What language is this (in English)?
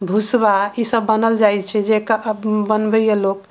Maithili